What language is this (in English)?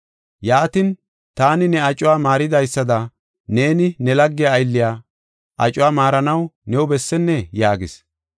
Gofa